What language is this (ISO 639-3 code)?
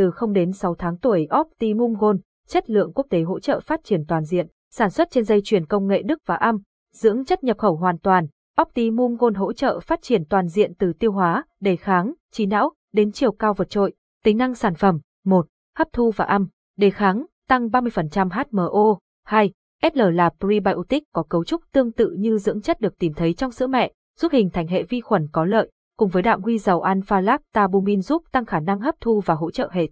vie